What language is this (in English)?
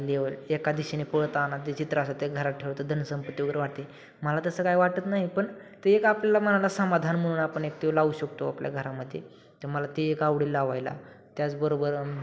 Marathi